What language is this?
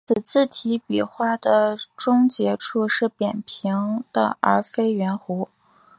Chinese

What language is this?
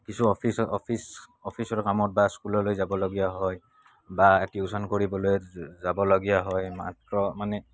Assamese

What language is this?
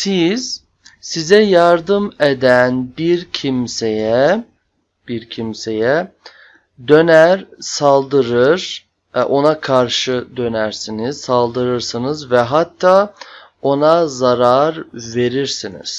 Turkish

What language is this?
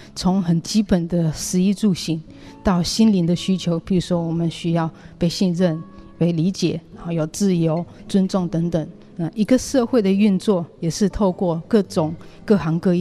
Chinese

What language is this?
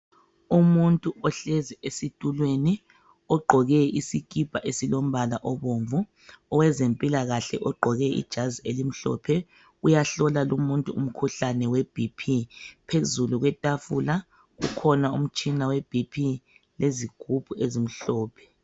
North Ndebele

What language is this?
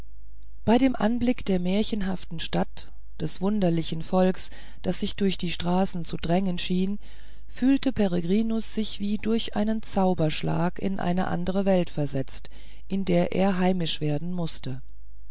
German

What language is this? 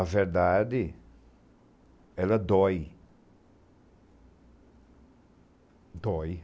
Portuguese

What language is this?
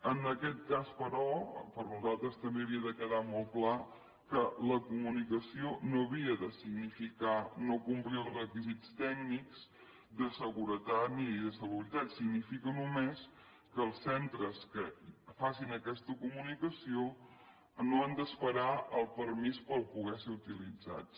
Catalan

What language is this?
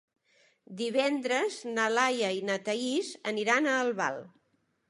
Catalan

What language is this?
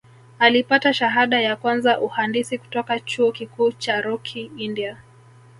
Swahili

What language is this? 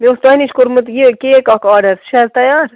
Kashmiri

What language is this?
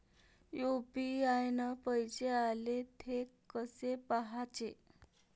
Marathi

